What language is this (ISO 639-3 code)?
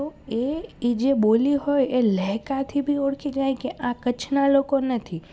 guj